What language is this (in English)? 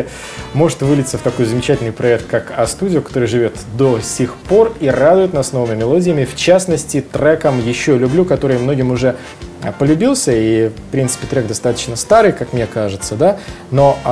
Russian